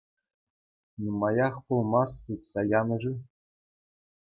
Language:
Chuvash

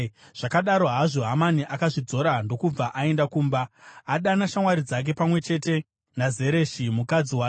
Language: Shona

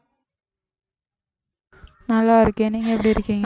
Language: Tamil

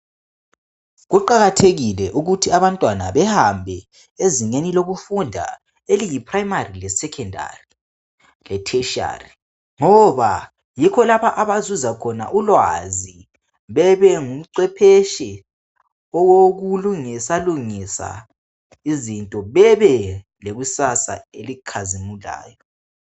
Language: North Ndebele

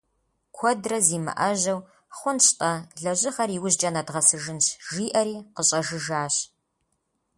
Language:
Kabardian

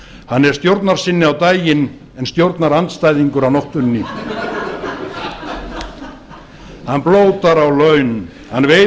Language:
Icelandic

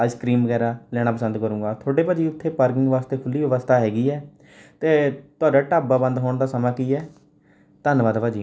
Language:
Punjabi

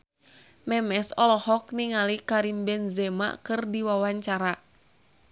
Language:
Sundanese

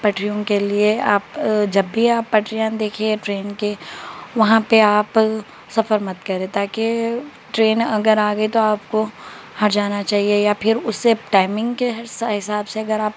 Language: Urdu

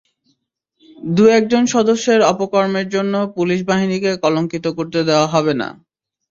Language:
Bangla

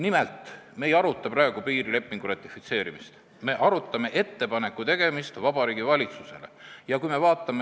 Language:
Estonian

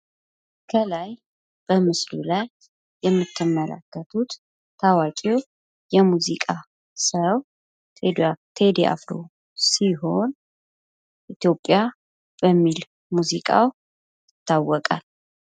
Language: Amharic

